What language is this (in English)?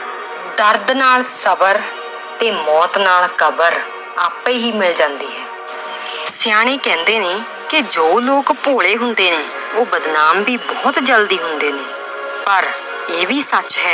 Punjabi